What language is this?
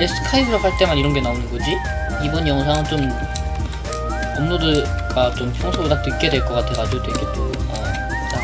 Korean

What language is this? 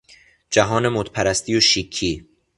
Persian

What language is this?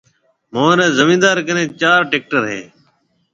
Marwari (Pakistan)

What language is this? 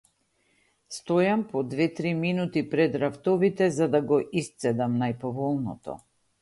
Macedonian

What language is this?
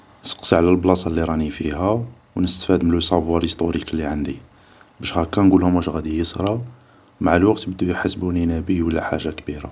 Algerian Arabic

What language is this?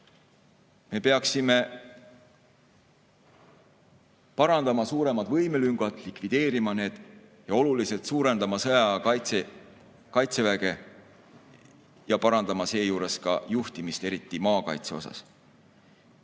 Estonian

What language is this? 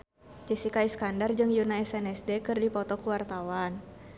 Sundanese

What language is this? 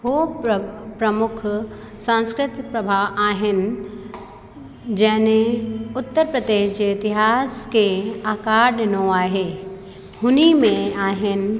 Sindhi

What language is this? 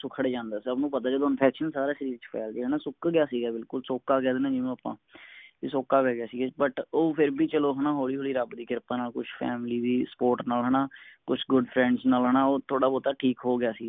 Punjabi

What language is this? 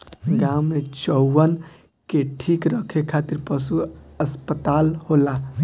Bhojpuri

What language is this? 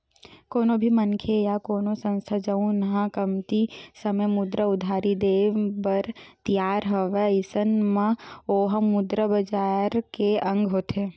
Chhattisgarhi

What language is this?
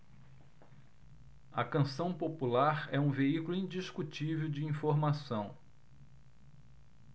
Portuguese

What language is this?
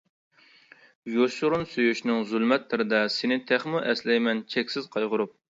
Uyghur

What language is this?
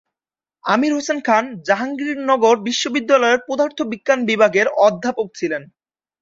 Bangla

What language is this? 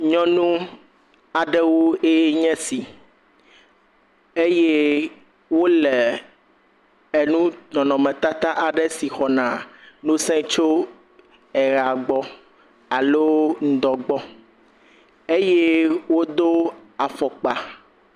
Ewe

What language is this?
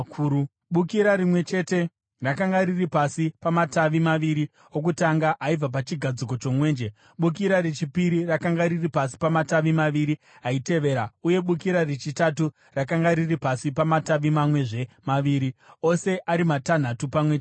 Shona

